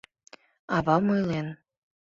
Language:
Mari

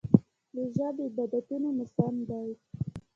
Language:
Pashto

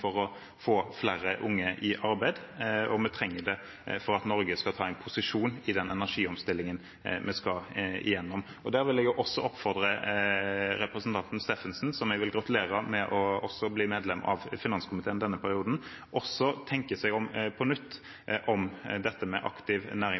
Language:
Norwegian Bokmål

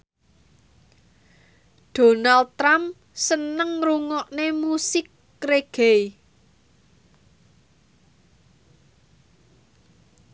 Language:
Javanese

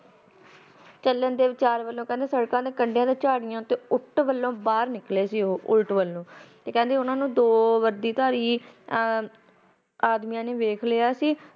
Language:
Punjabi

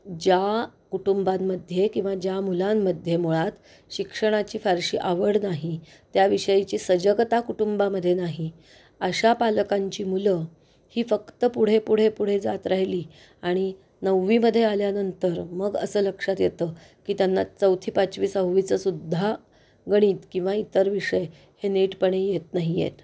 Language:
Marathi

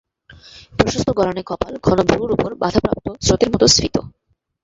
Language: Bangla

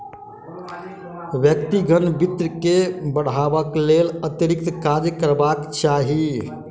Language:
Maithili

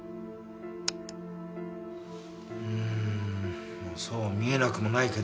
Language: Japanese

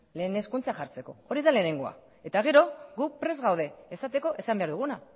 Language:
Basque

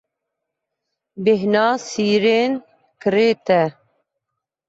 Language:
Kurdish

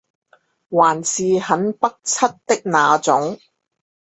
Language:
Chinese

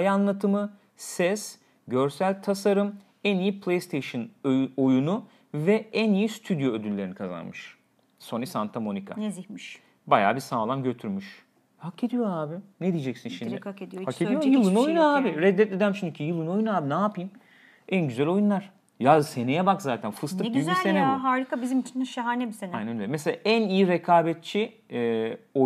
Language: Turkish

